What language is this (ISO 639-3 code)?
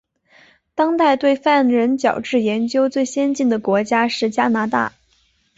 zho